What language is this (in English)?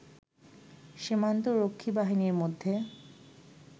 Bangla